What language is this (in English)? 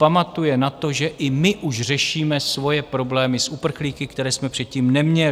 Czech